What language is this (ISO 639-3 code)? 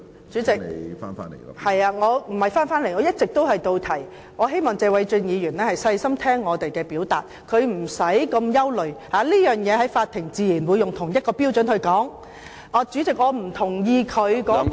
yue